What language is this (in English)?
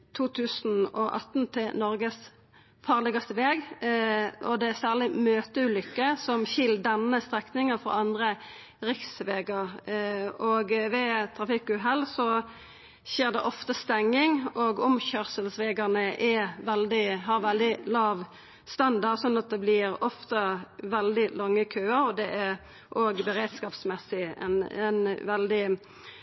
Norwegian Nynorsk